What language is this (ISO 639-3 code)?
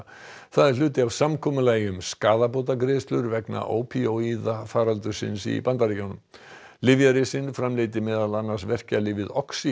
isl